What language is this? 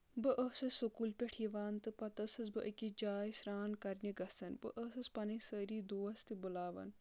Kashmiri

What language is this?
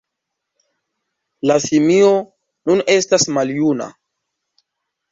Esperanto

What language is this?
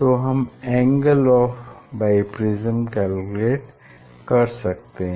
Hindi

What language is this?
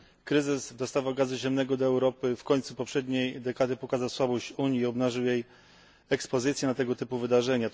Polish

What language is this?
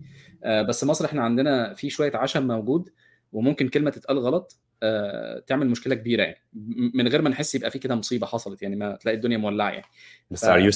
Arabic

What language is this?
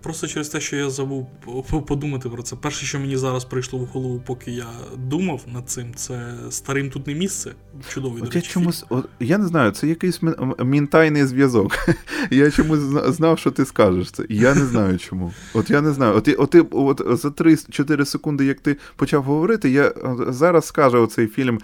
Ukrainian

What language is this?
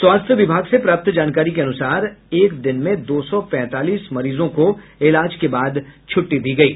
Hindi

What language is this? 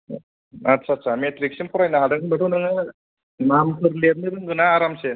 Bodo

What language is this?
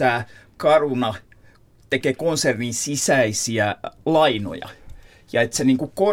Finnish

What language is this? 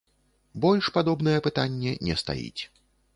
Belarusian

